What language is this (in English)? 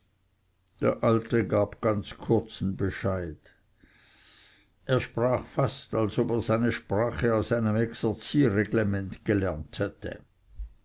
German